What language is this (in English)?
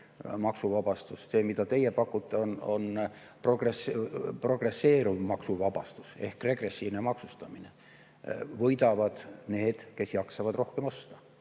Estonian